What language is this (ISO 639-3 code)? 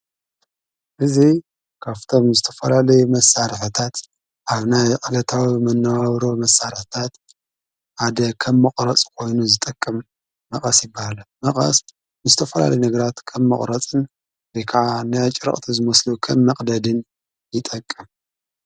tir